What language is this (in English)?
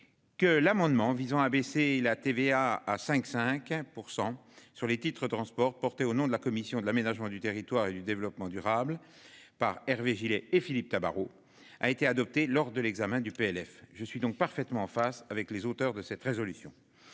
French